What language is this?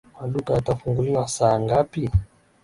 Swahili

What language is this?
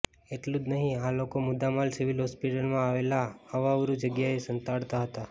Gujarati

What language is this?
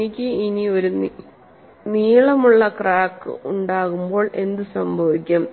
Malayalam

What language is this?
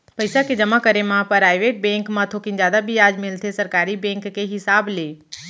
Chhattisgarhi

